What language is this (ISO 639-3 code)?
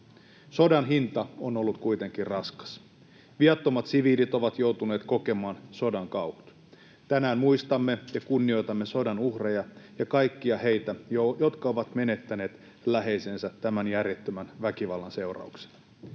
fin